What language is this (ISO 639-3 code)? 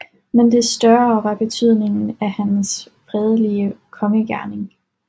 dan